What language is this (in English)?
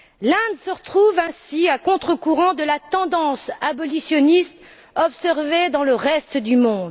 French